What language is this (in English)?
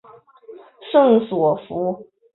Chinese